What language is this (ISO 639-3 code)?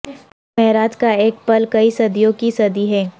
urd